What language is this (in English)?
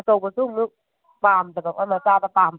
Manipuri